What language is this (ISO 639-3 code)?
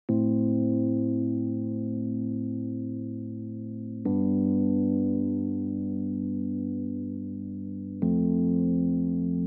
eng